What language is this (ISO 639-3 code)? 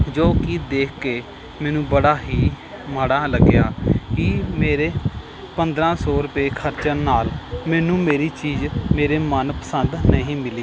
pan